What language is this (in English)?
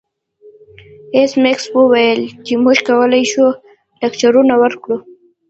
Pashto